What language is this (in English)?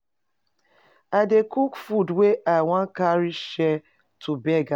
Nigerian Pidgin